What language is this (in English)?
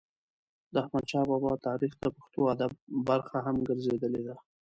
Pashto